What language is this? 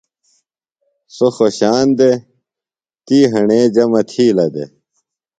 Phalura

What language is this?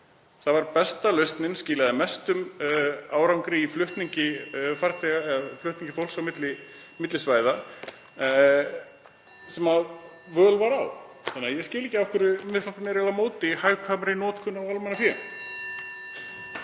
Icelandic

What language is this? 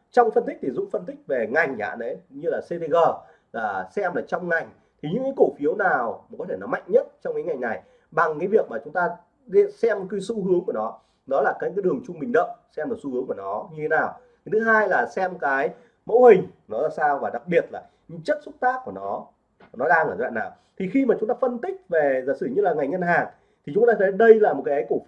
Vietnamese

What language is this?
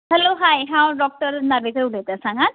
Konkani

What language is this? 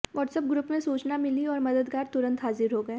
Hindi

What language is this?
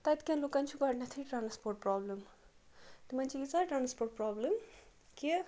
Kashmiri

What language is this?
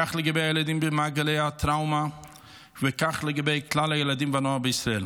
Hebrew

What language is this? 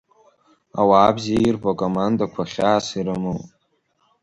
Abkhazian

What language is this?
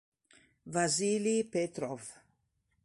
Italian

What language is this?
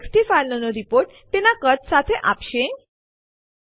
Gujarati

